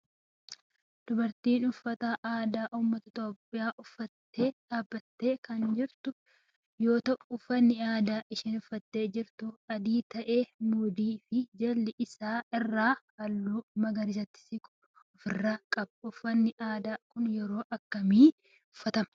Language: Oromo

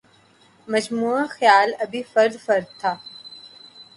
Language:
Urdu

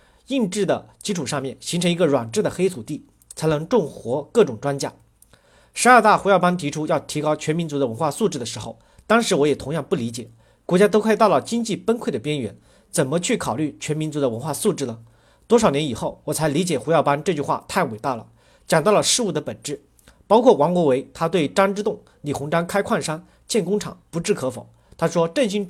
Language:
Chinese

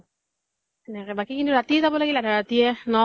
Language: Assamese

